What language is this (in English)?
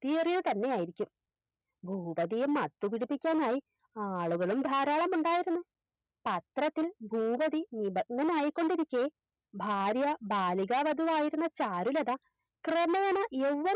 Malayalam